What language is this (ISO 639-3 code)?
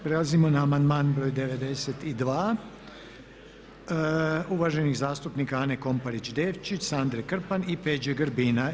hrv